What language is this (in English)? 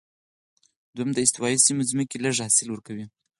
Pashto